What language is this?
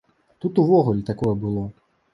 Belarusian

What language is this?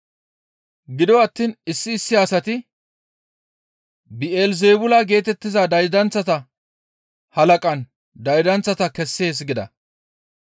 Gamo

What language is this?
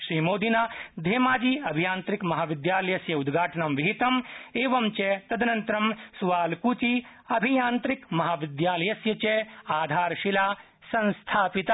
Sanskrit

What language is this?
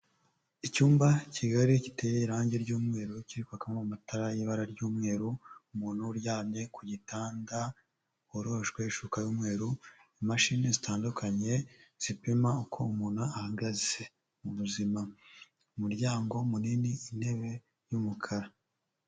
Kinyarwanda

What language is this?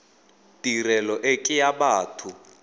Tswana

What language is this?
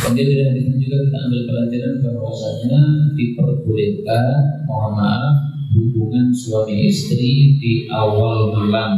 Indonesian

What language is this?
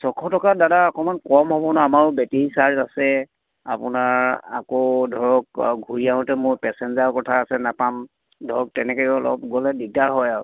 Assamese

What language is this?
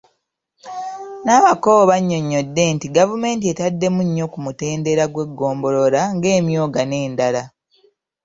Ganda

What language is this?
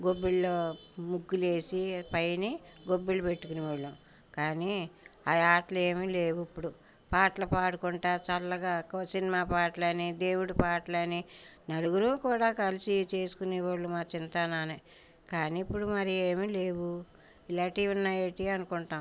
Telugu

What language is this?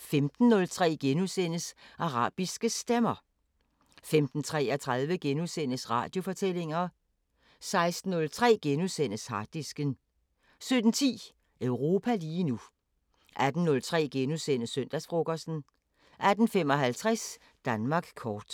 Danish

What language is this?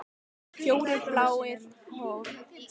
Icelandic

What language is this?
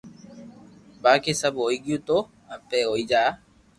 Loarki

